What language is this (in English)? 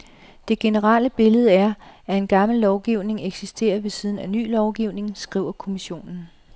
Danish